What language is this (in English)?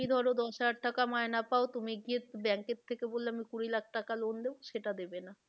Bangla